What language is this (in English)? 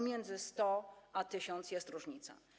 Polish